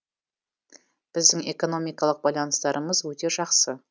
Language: Kazakh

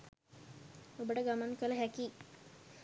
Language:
Sinhala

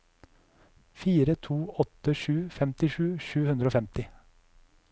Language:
Norwegian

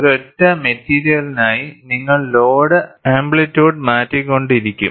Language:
Malayalam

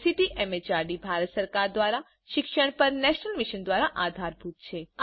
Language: Gujarati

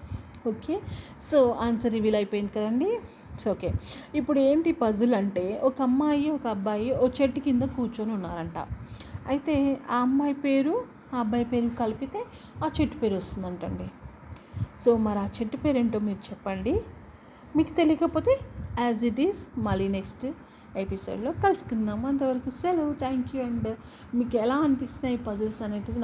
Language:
Telugu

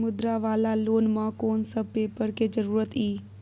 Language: Maithili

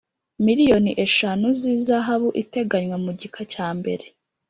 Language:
Kinyarwanda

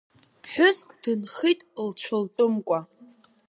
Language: Abkhazian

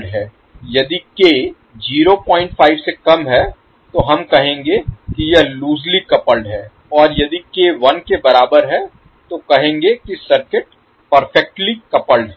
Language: Hindi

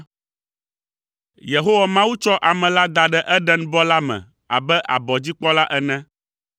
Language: Ewe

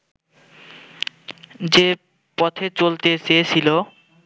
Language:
Bangla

